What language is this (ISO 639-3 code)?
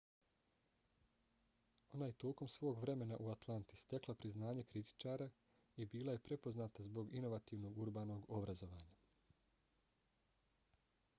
bos